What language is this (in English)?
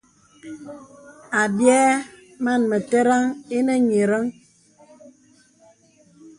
Bebele